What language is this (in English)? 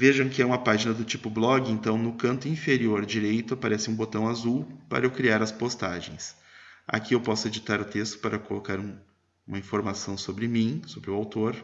Portuguese